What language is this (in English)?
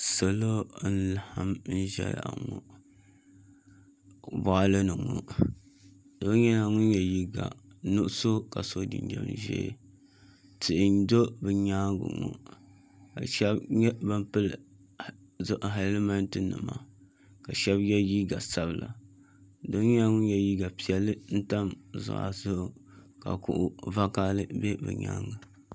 Dagbani